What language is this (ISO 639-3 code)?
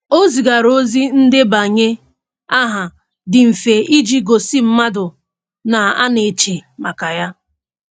ibo